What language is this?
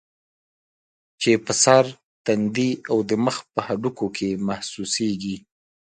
Pashto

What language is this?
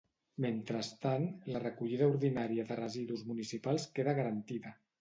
Catalan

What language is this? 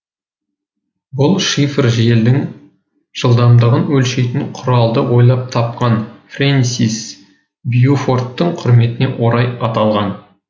Kazakh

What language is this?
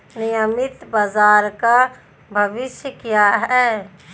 Hindi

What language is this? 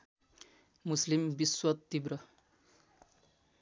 Nepali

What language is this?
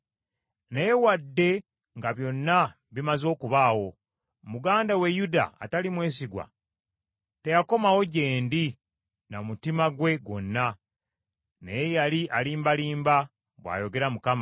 Ganda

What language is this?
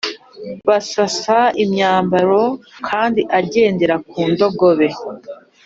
Kinyarwanda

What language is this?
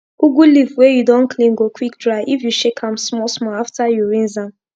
Nigerian Pidgin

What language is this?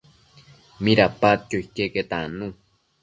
Matsés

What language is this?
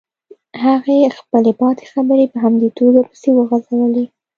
Pashto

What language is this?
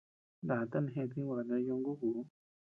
Tepeuxila Cuicatec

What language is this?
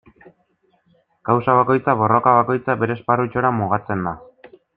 Basque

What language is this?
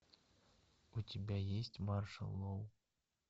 Russian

